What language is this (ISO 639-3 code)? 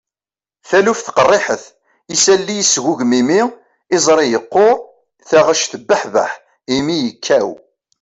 kab